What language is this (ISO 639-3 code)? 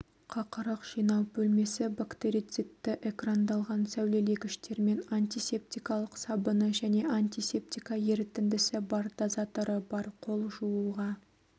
kaz